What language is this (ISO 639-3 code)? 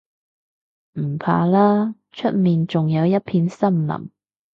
yue